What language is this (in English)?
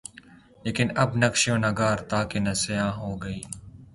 Urdu